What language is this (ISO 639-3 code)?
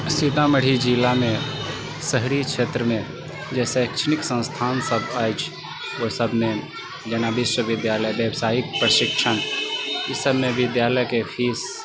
mai